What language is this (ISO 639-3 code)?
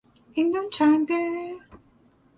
fas